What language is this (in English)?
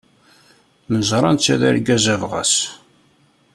Kabyle